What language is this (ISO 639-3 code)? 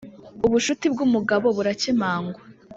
kin